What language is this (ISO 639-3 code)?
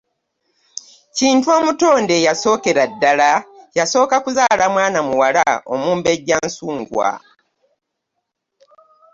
lug